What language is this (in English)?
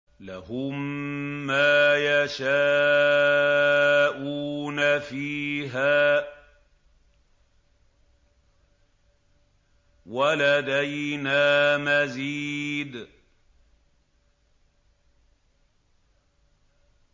Arabic